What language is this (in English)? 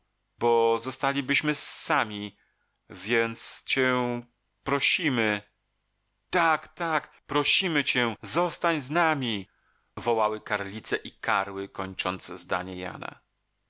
Polish